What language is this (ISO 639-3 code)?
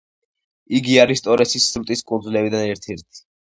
kat